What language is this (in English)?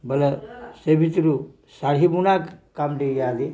Odia